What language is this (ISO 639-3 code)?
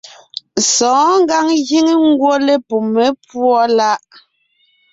nnh